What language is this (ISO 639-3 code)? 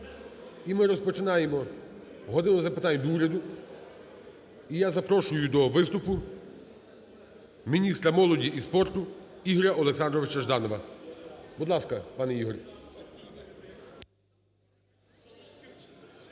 ukr